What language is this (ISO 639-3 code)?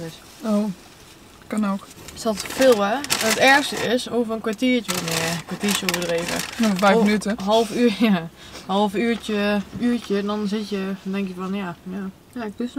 nld